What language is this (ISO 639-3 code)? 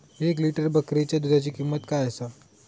mar